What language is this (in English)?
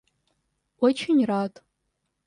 Russian